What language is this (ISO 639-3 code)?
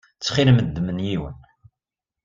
kab